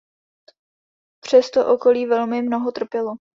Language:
Czech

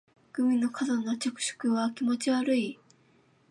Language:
Japanese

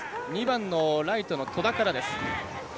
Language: Japanese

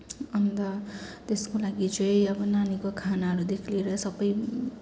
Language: Nepali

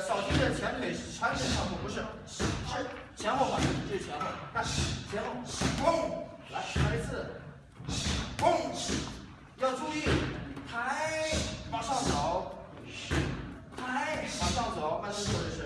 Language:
Chinese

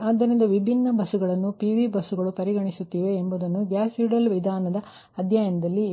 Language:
Kannada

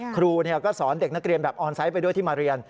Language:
Thai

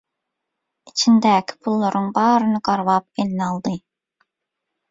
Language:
Turkmen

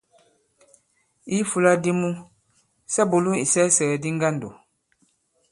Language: Bankon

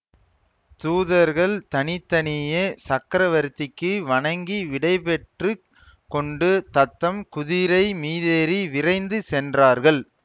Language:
Tamil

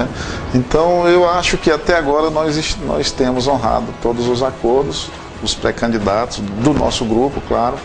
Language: Portuguese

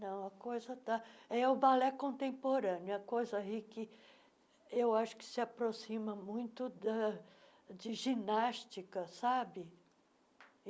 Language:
Portuguese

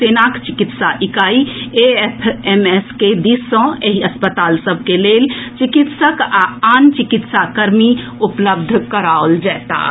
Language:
Maithili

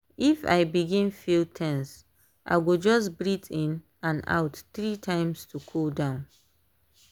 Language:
Nigerian Pidgin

